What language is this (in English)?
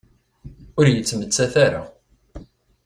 Kabyle